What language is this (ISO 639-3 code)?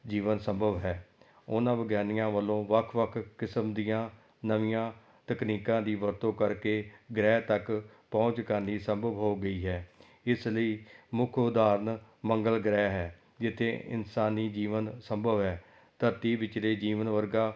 pan